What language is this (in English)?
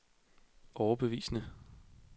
Danish